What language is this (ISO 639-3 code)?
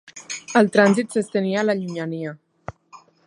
cat